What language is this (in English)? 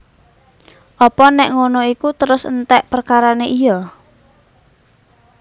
Javanese